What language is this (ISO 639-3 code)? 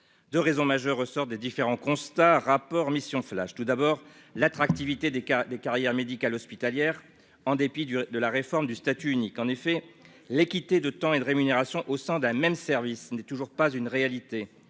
fra